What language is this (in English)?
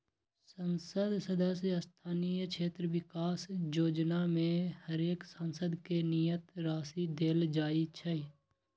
Magahi